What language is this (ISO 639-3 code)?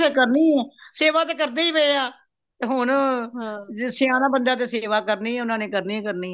pan